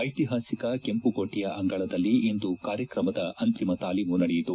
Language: Kannada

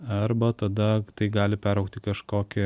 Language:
Lithuanian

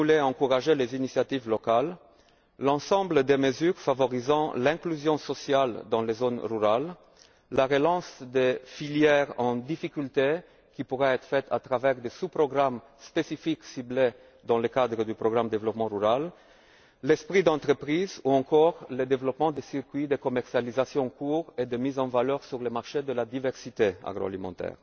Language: French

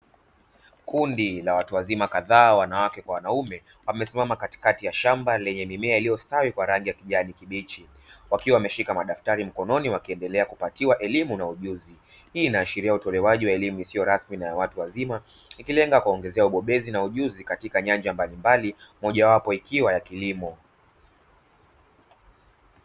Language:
Swahili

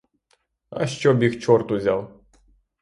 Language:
Ukrainian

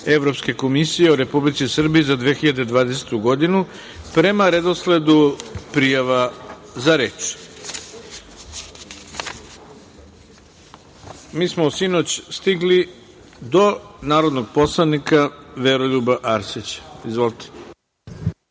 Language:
Serbian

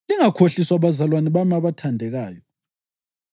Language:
North Ndebele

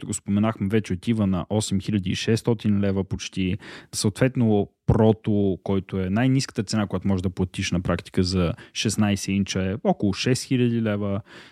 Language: Bulgarian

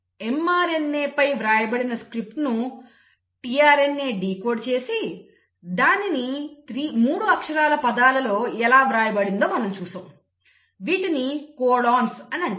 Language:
Telugu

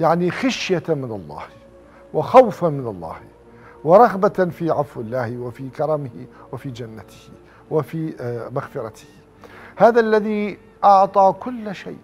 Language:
Arabic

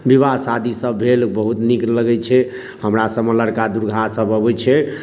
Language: Maithili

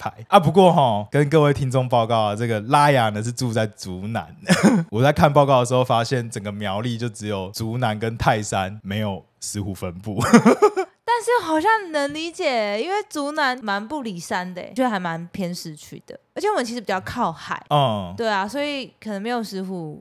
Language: Chinese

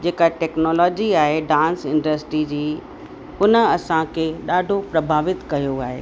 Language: Sindhi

